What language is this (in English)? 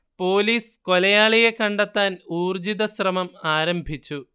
Malayalam